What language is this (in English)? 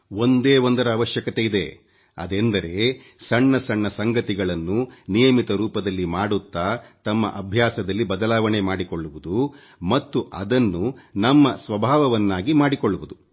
Kannada